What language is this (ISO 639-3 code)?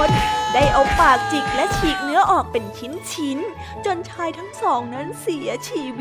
tha